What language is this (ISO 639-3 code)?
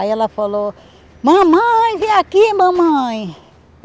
por